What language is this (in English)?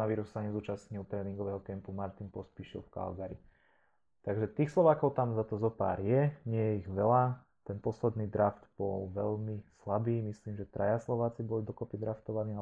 Slovak